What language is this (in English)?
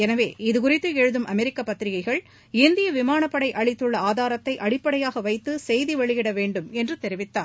Tamil